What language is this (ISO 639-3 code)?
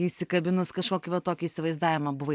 lit